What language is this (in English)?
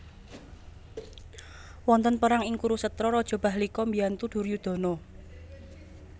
Javanese